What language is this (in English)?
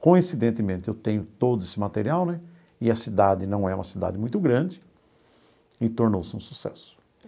Portuguese